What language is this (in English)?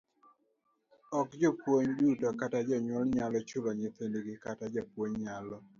Luo (Kenya and Tanzania)